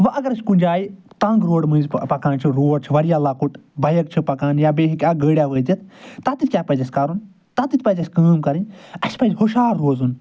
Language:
Kashmiri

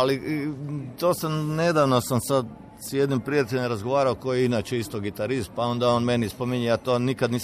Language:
Croatian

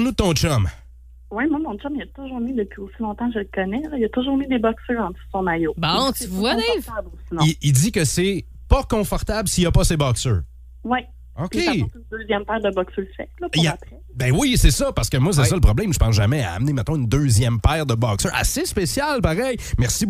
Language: French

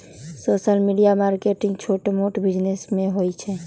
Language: Magahi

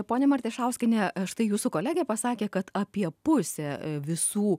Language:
Lithuanian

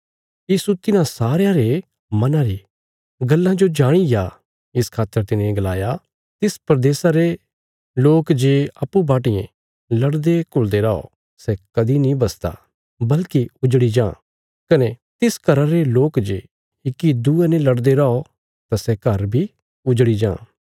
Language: Bilaspuri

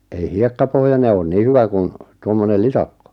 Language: Finnish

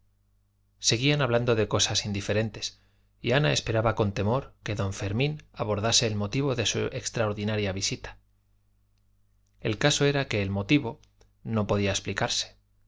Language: Spanish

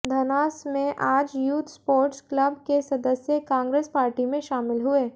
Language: Hindi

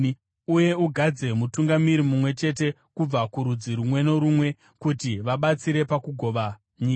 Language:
Shona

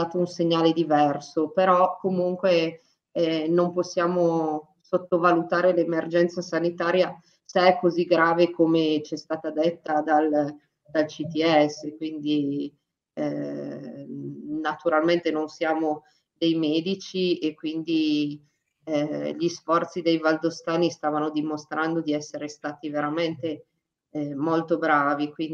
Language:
Italian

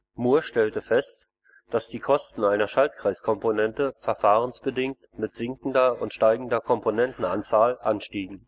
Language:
German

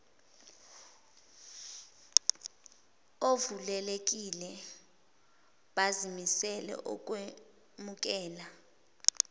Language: Zulu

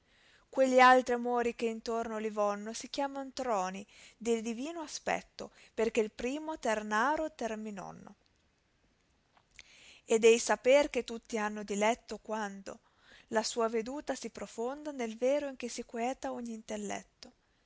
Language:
Italian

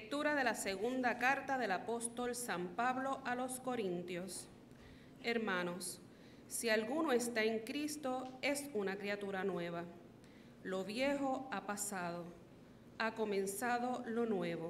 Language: Spanish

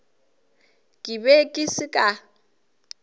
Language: Northern Sotho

